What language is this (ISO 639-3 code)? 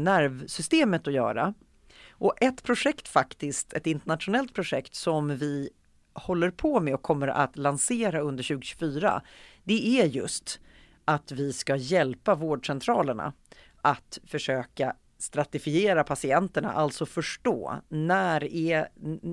swe